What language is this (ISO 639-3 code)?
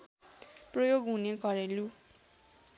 nep